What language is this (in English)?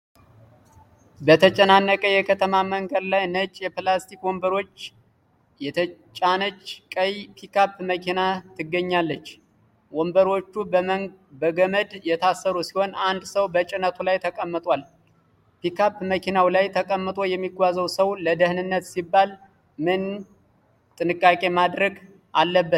Amharic